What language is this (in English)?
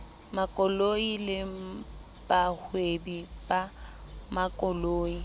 Southern Sotho